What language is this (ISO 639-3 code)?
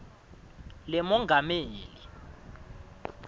ssw